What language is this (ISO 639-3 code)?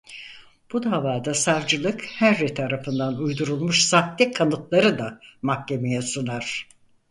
tur